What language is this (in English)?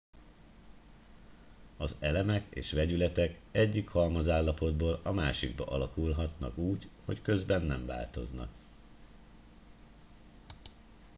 Hungarian